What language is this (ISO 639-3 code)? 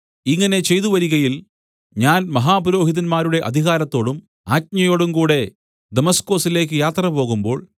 mal